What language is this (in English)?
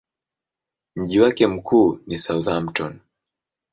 Swahili